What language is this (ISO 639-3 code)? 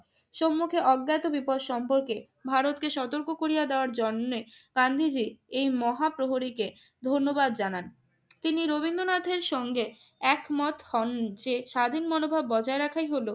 ben